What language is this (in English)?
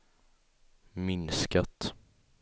Swedish